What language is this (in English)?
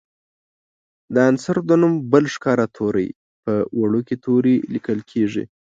Pashto